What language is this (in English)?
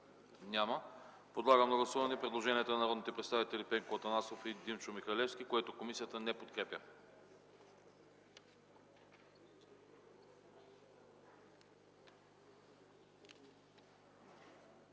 Bulgarian